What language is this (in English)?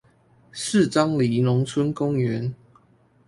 Chinese